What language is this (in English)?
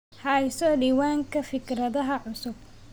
Somali